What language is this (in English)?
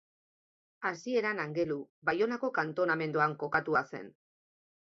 Basque